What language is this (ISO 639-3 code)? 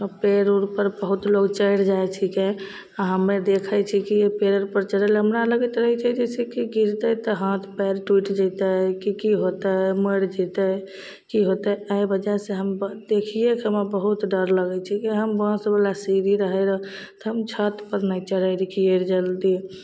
mai